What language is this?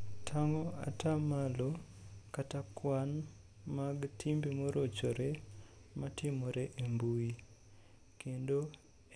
Luo (Kenya and Tanzania)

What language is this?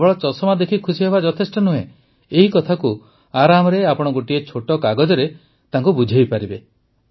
Odia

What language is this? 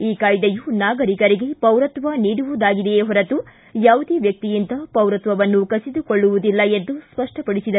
Kannada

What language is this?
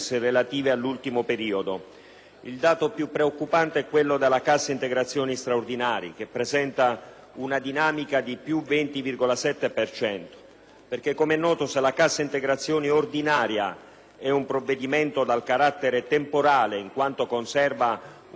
Italian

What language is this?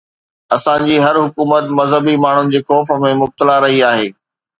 Sindhi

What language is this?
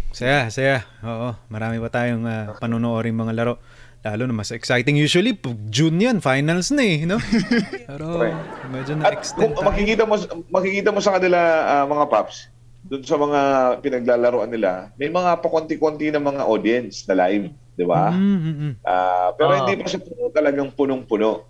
Filipino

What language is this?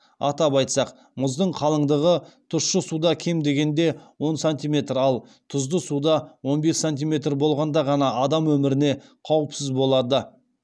Kazakh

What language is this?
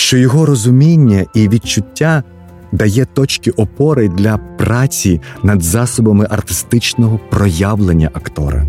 Ukrainian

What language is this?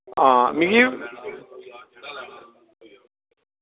Dogri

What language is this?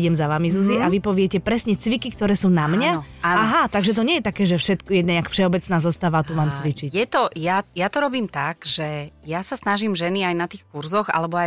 Slovak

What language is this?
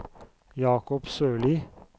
Norwegian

